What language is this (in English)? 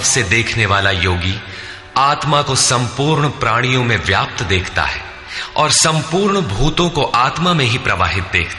Hindi